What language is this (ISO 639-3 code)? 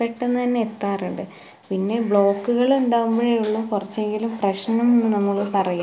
mal